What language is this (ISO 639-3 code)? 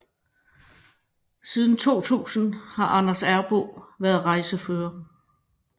dan